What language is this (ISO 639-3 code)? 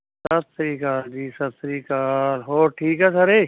pan